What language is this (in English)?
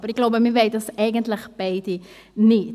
Swiss German